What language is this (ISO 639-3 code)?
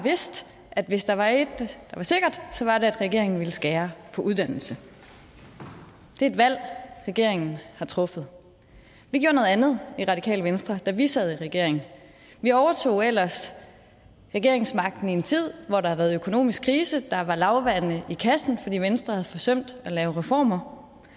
dan